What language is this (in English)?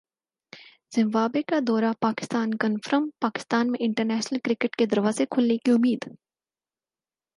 Urdu